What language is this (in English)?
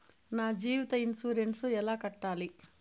Telugu